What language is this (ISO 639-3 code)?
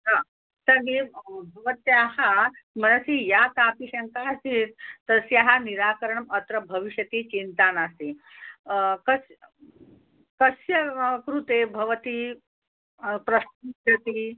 san